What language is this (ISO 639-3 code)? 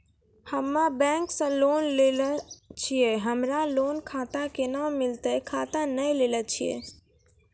mai